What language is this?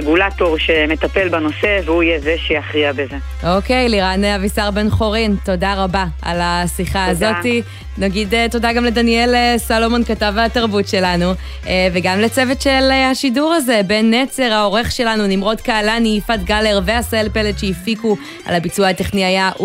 Hebrew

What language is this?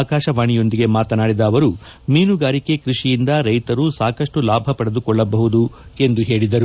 Kannada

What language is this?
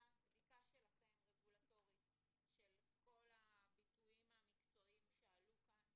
Hebrew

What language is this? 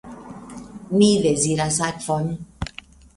Esperanto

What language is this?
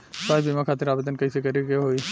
Bhojpuri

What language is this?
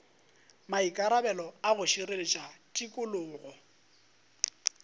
Northern Sotho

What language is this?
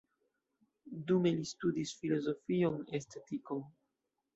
Esperanto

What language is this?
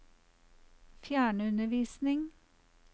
Norwegian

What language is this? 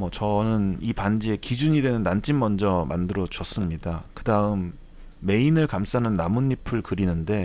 Korean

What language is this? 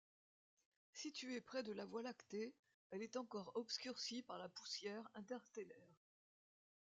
French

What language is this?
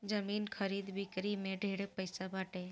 Bhojpuri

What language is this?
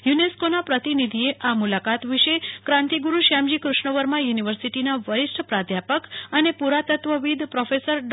Gujarati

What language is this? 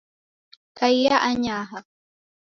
Taita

